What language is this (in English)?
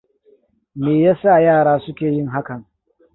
Hausa